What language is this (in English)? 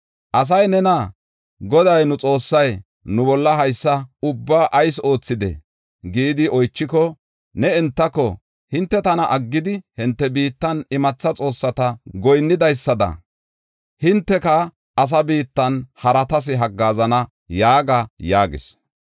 Gofa